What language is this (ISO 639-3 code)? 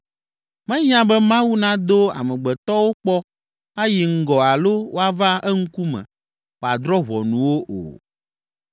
ewe